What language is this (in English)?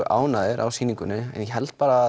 Icelandic